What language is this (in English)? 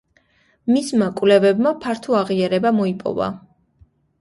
Georgian